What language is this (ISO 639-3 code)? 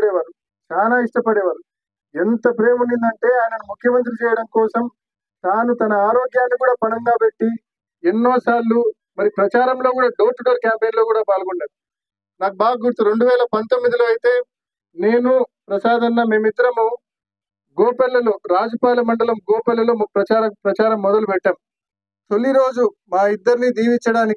tel